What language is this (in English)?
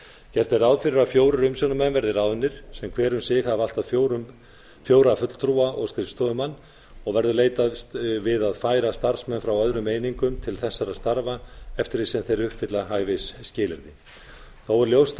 Icelandic